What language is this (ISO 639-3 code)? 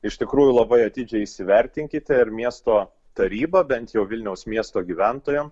lit